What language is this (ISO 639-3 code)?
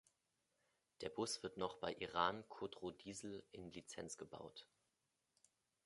deu